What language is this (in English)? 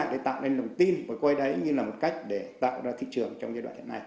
Vietnamese